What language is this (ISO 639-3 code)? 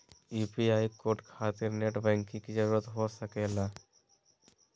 mag